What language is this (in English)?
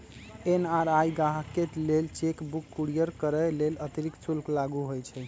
Magahi